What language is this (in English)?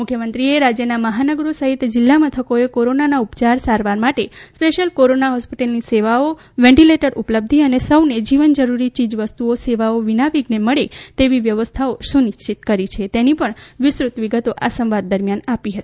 Gujarati